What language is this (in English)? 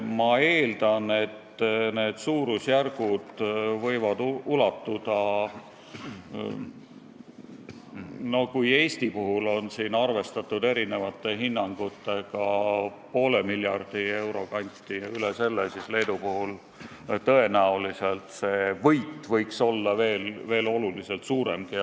Estonian